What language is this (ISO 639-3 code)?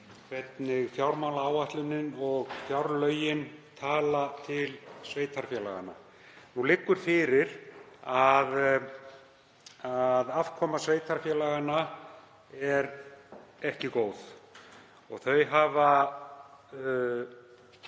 isl